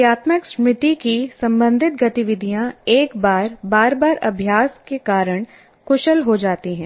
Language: Hindi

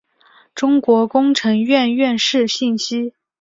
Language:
Chinese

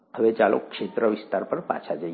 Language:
Gujarati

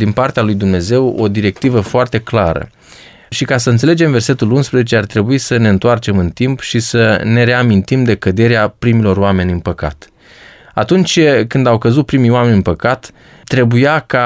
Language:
Romanian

